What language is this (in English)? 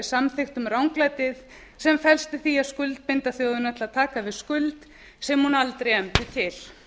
Icelandic